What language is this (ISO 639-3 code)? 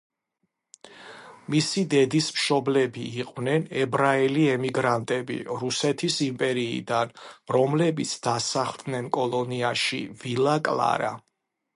kat